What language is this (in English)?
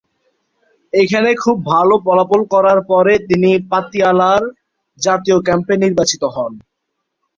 Bangla